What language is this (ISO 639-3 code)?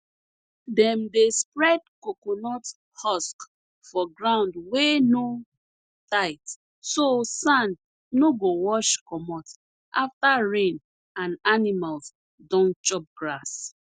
pcm